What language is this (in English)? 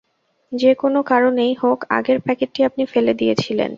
Bangla